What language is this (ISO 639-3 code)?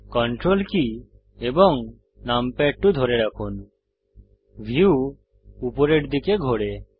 ben